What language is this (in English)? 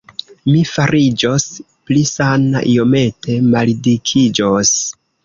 Esperanto